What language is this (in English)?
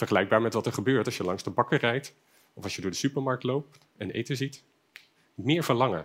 Dutch